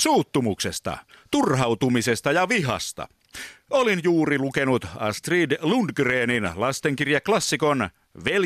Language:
Finnish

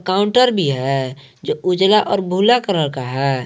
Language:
Hindi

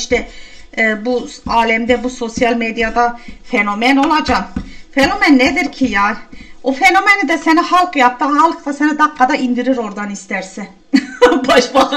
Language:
Turkish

